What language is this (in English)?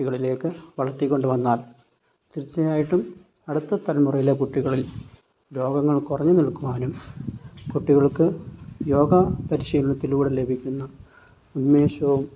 Malayalam